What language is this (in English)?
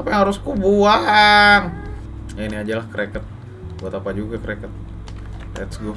Indonesian